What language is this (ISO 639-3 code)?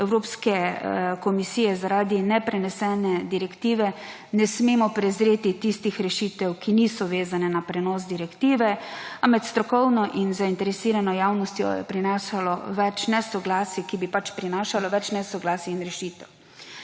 slv